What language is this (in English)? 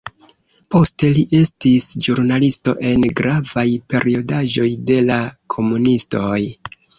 Esperanto